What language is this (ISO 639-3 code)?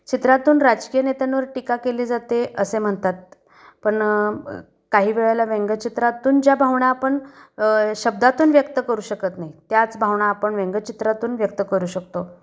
mar